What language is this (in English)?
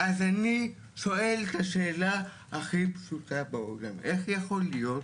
Hebrew